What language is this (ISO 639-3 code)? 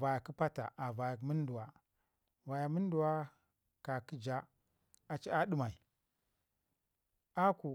ngi